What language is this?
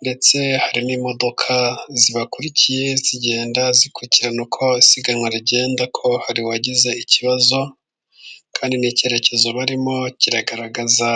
Kinyarwanda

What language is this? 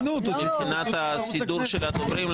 Hebrew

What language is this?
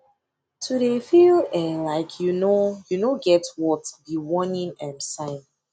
Nigerian Pidgin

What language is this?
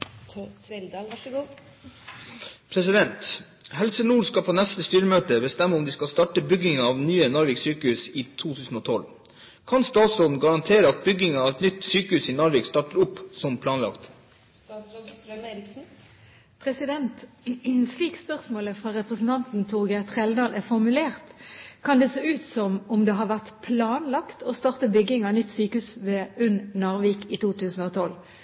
Norwegian Bokmål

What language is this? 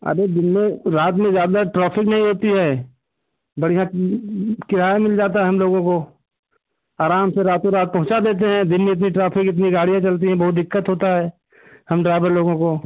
Hindi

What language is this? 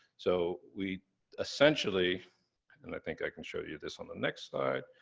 English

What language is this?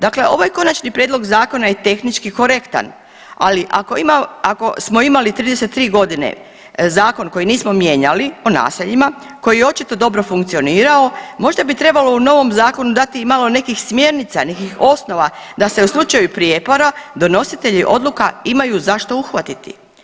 Croatian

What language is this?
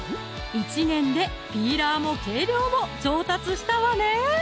Japanese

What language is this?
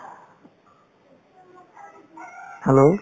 Assamese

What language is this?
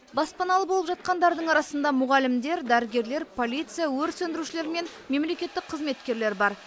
Kazakh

